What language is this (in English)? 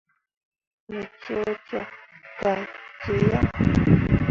Mundang